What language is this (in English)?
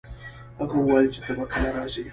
Pashto